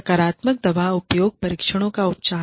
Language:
Hindi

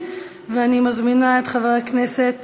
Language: Hebrew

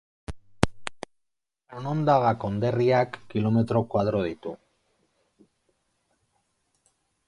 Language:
Basque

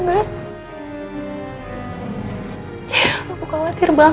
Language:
Indonesian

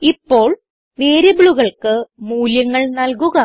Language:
Malayalam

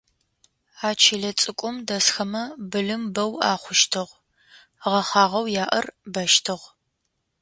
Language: Adyghe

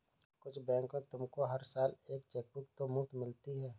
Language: Hindi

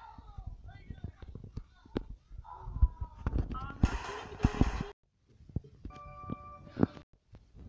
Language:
Turkish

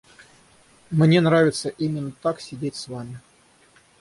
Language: Russian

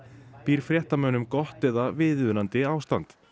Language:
Icelandic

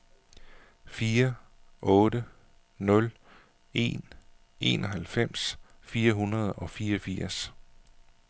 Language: Danish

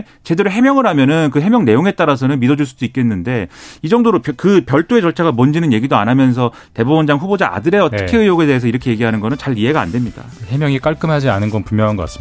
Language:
Korean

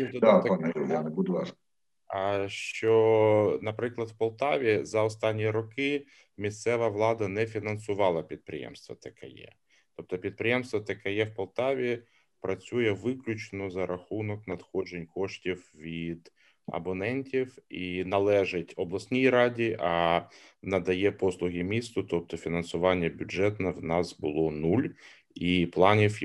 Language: Ukrainian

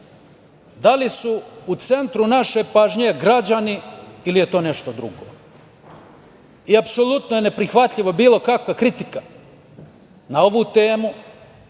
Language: Serbian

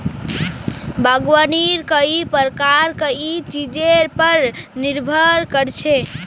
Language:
Magahi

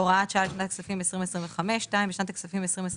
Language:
Hebrew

